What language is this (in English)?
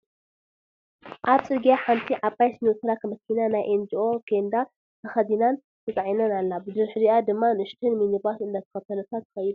Tigrinya